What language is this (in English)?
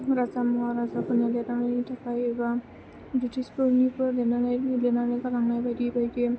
Bodo